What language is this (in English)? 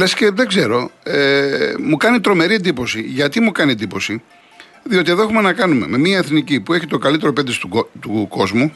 Greek